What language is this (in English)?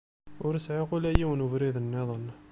Kabyle